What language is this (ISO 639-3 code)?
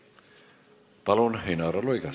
est